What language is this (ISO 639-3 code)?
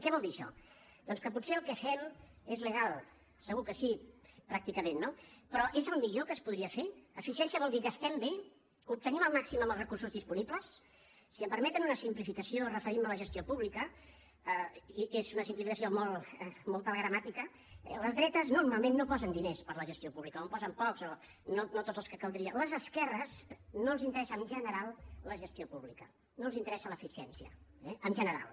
cat